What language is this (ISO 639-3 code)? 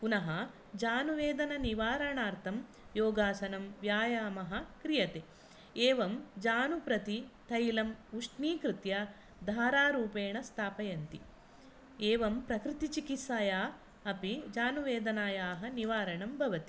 san